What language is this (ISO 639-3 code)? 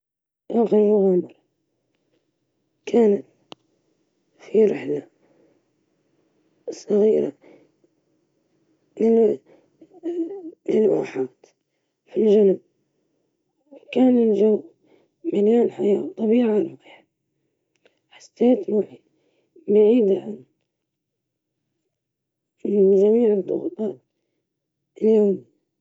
ayl